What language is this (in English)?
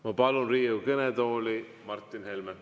Estonian